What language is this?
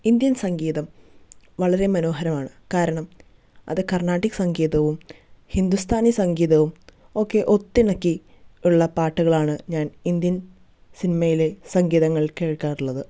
Malayalam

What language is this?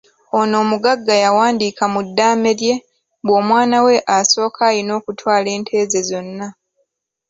Ganda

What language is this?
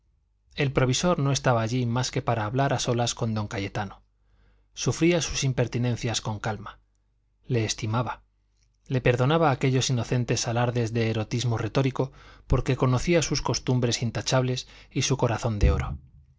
Spanish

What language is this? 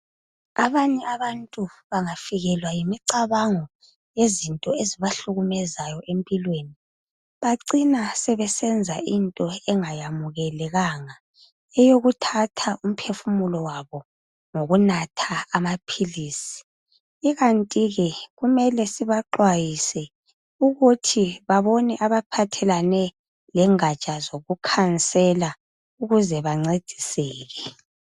North Ndebele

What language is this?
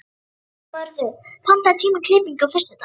Icelandic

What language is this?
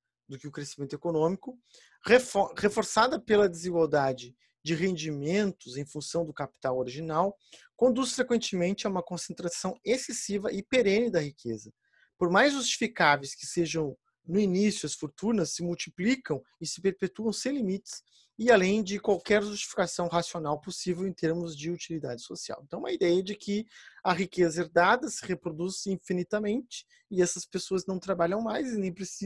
Portuguese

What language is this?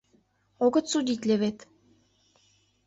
Mari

